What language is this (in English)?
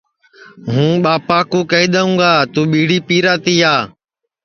Sansi